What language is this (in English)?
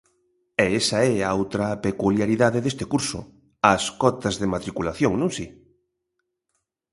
Galician